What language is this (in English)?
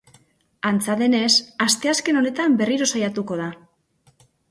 Basque